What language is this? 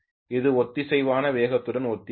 Tamil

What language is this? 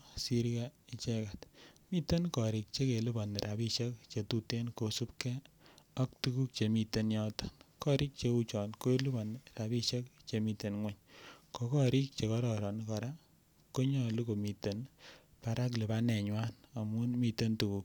Kalenjin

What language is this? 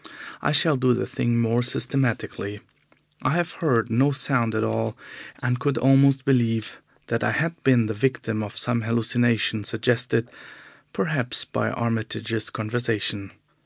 English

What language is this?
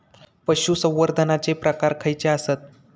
Marathi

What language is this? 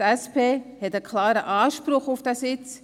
Swiss German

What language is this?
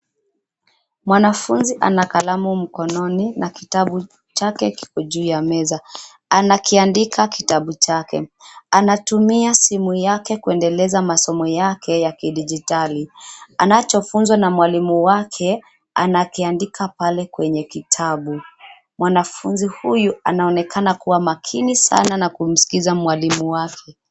Swahili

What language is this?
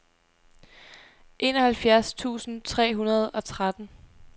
Danish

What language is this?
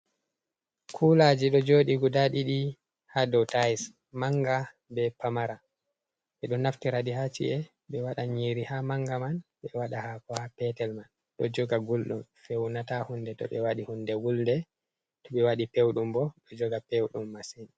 Fula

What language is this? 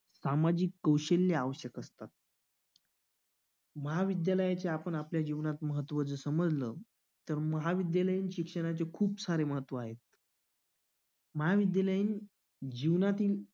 Marathi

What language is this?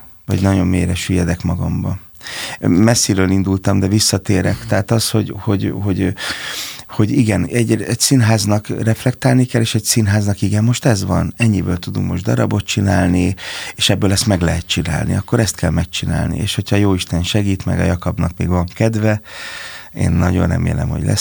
Hungarian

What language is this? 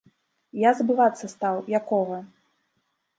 Belarusian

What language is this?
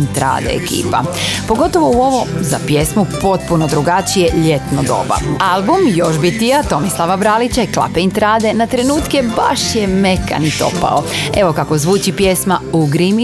Croatian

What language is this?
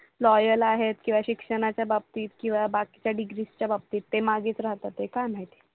Marathi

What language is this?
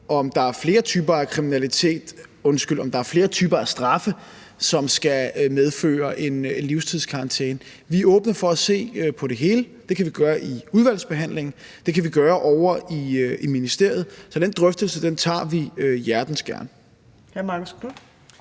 Danish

